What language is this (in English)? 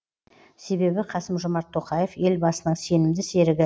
Kazakh